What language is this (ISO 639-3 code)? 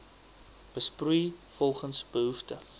afr